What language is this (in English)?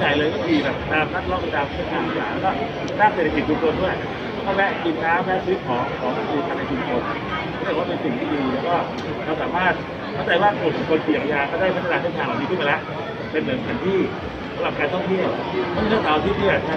Thai